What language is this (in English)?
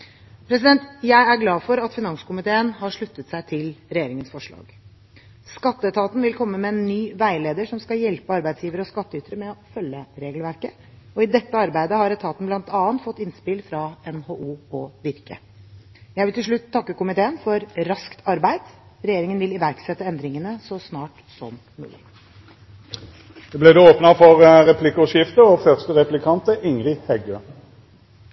Norwegian